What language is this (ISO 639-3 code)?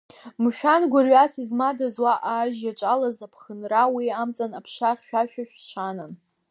abk